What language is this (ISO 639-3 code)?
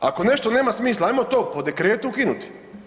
hrv